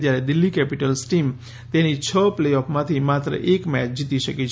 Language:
Gujarati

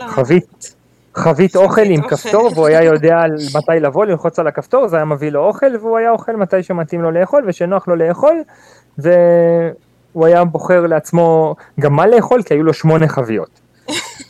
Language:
Hebrew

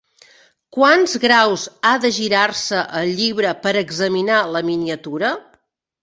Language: Catalan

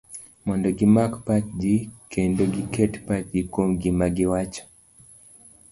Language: Luo (Kenya and Tanzania)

